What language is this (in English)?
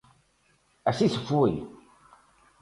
Galician